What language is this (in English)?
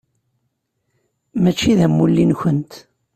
Kabyle